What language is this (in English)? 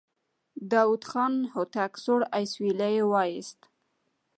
Pashto